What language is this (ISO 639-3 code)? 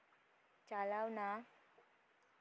sat